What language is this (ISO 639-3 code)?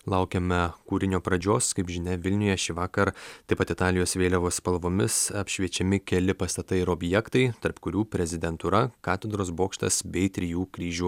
lit